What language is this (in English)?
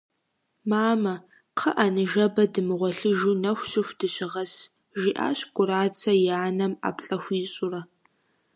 Kabardian